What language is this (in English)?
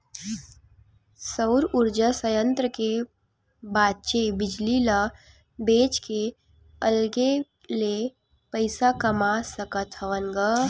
Chhattisgarhi